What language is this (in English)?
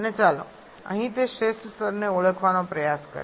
Gujarati